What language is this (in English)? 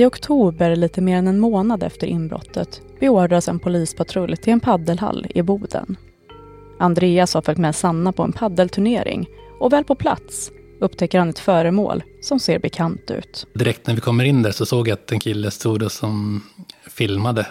Swedish